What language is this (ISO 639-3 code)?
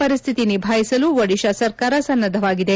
kan